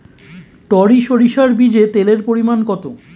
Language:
Bangla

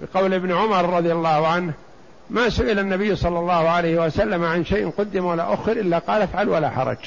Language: Arabic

